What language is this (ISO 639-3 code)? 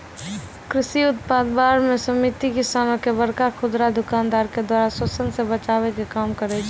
mai